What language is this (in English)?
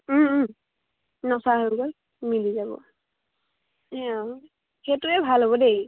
Assamese